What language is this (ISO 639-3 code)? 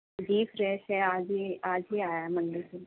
urd